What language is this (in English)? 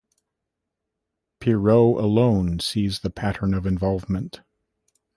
English